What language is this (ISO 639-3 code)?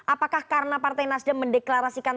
ind